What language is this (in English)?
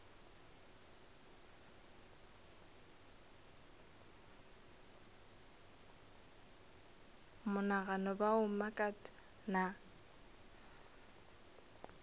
Northern Sotho